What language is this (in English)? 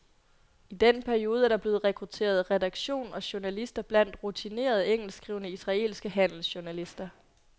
Danish